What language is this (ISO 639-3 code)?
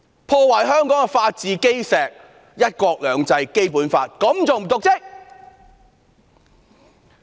yue